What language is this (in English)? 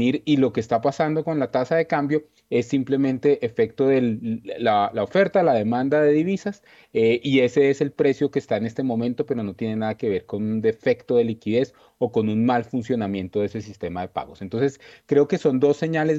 Spanish